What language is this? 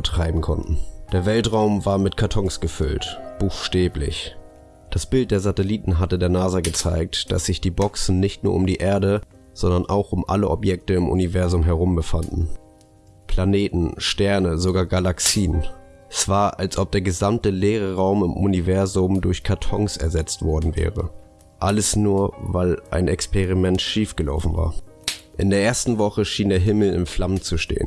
German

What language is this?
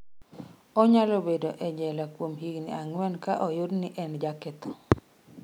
Luo (Kenya and Tanzania)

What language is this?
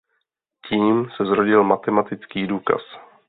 Czech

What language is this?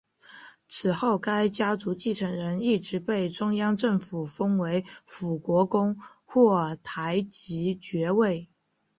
Chinese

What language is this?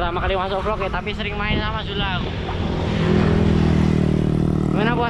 Indonesian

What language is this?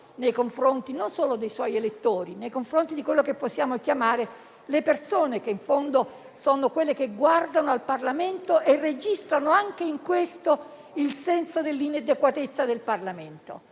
Italian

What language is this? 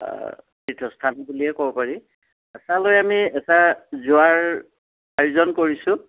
Assamese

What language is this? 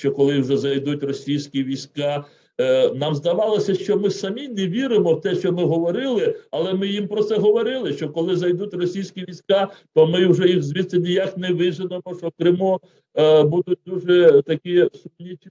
Ukrainian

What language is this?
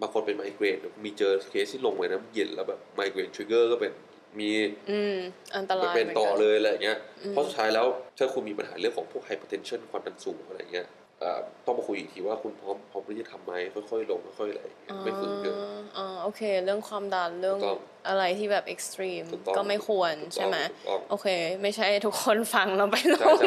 Thai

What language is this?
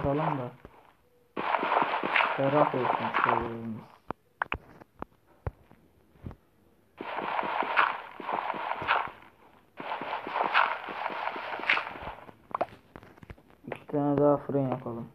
Turkish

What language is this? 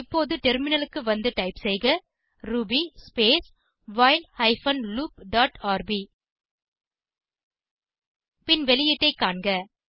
Tamil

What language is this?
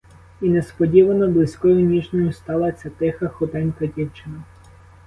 Ukrainian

